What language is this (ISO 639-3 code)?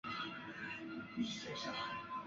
zho